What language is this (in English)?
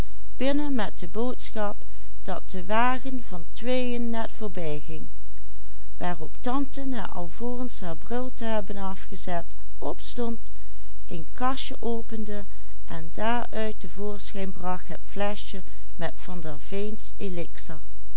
Dutch